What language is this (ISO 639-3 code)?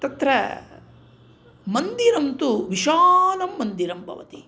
san